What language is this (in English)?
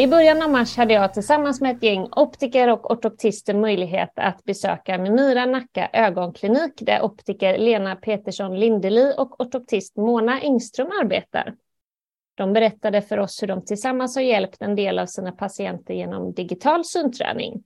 Swedish